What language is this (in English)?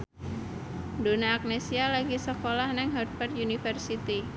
Javanese